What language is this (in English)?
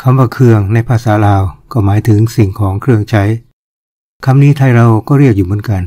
Thai